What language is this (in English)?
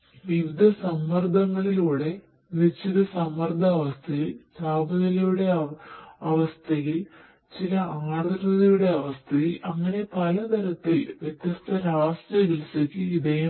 Malayalam